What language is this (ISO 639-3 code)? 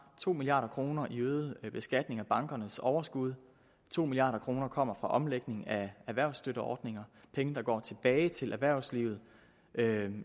dan